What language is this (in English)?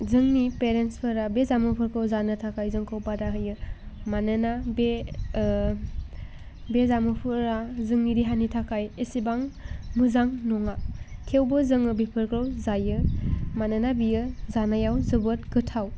Bodo